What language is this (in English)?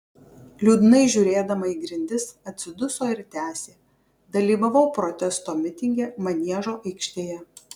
Lithuanian